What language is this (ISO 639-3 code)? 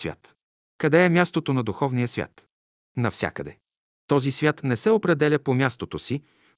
bul